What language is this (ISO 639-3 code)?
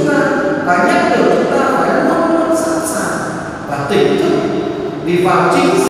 vie